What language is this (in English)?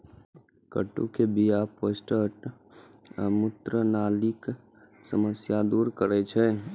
Maithili